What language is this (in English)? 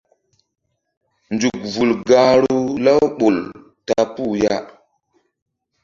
Mbum